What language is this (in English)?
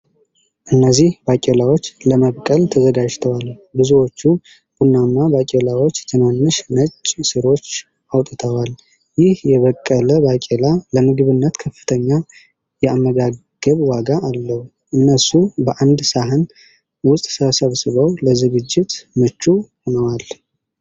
Amharic